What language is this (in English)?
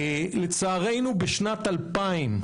Hebrew